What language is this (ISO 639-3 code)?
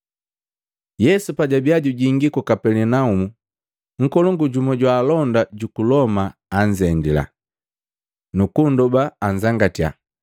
mgv